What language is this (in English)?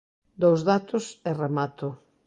Galician